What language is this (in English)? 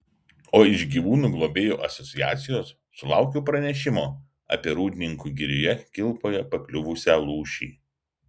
Lithuanian